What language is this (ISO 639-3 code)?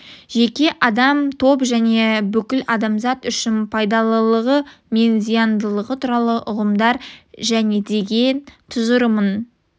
kaz